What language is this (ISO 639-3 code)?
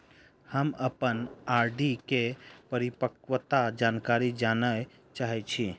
mai